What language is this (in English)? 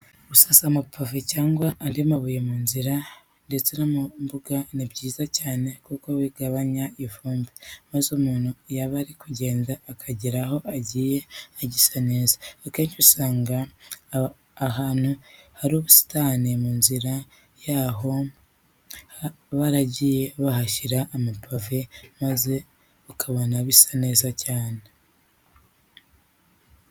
Kinyarwanda